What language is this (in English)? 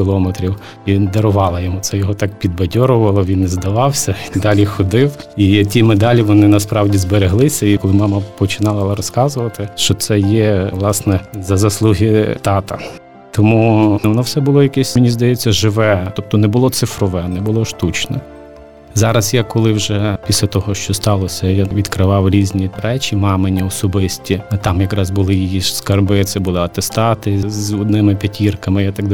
Ukrainian